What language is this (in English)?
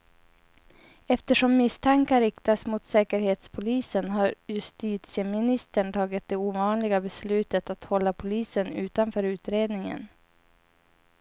Swedish